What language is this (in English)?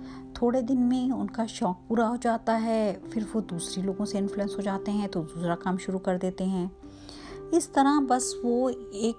Hindi